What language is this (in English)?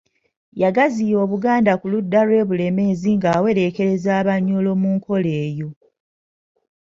Ganda